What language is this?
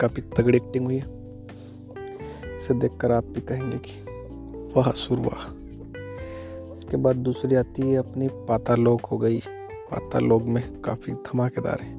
Hindi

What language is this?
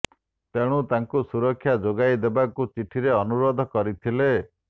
Odia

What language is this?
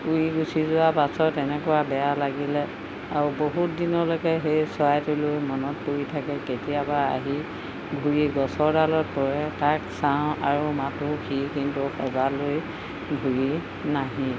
Assamese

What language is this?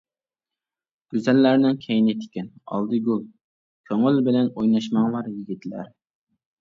Uyghur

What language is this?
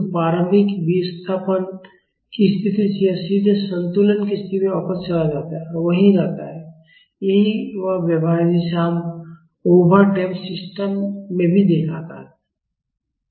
Hindi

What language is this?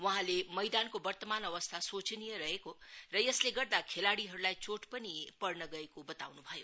Nepali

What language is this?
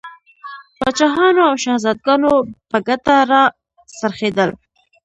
Pashto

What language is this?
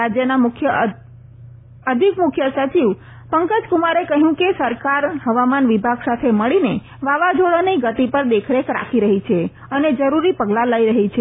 Gujarati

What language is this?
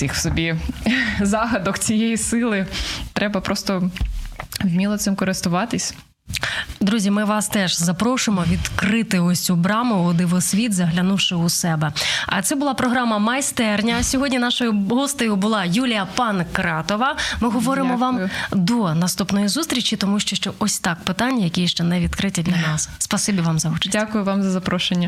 Ukrainian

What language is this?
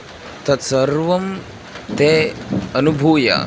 Sanskrit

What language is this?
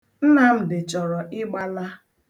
Igbo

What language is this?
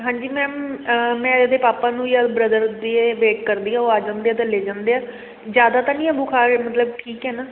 Punjabi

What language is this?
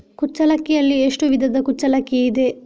Kannada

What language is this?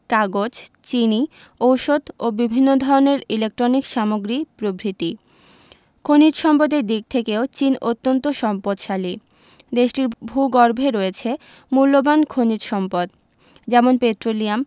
Bangla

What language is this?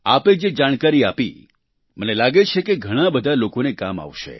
Gujarati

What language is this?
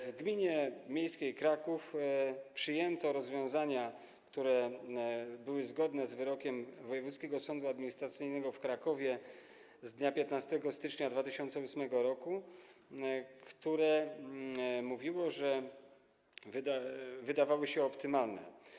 Polish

